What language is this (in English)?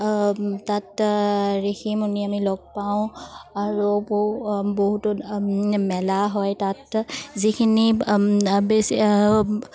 Assamese